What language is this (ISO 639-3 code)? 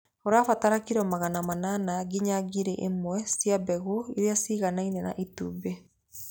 kik